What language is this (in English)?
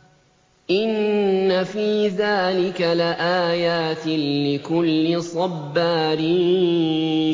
Arabic